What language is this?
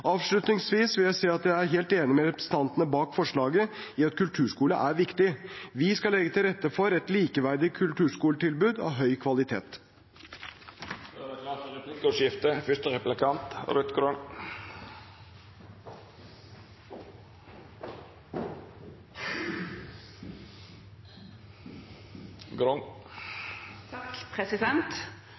Norwegian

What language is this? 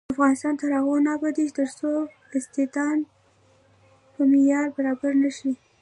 Pashto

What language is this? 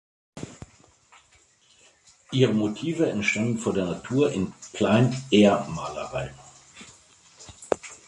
German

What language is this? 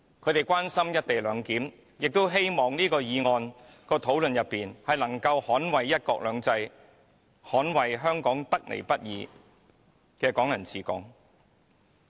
Cantonese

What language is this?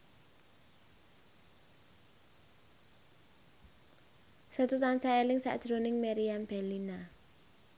Javanese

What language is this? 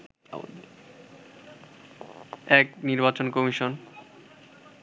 Bangla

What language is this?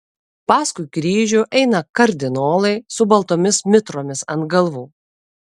Lithuanian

